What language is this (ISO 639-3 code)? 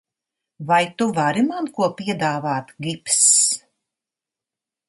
lav